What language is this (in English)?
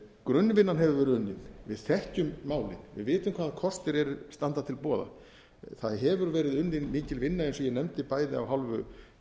Icelandic